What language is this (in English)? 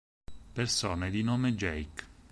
Italian